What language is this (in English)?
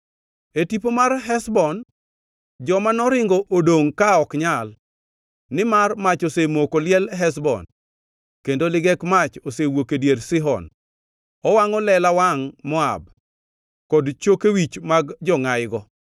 Luo (Kenya and Tanzania)